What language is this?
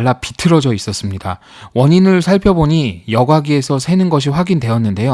Korean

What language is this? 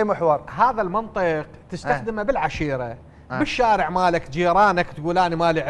Arabic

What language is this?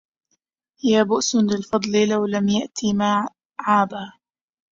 Arabic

